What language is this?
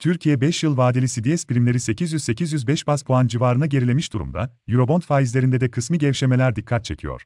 Turkish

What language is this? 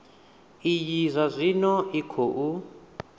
Venda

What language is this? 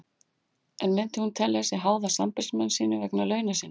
Icelandic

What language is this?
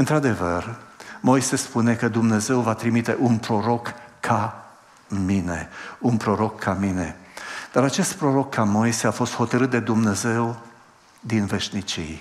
Romanian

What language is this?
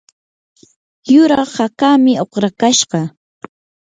Yanahuanca Pasco Quechua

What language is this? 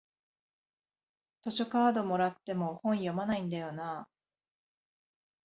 Japanese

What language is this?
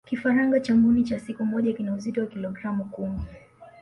Swahili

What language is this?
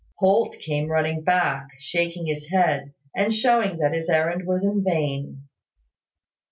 English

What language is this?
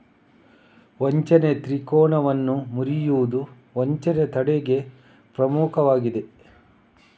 Kannada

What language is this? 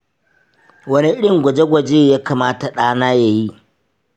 Hausa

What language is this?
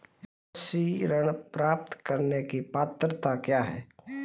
Hindi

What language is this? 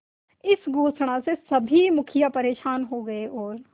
Hindi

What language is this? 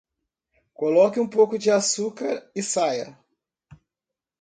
Portuguese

